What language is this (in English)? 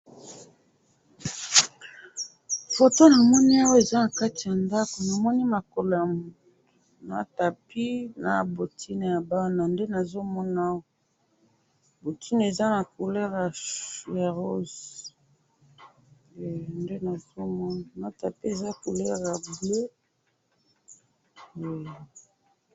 Lingala